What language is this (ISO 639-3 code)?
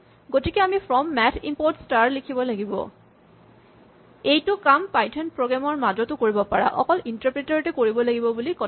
asm